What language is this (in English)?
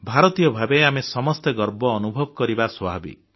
Odia